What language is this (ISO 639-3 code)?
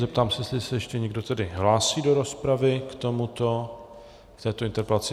ces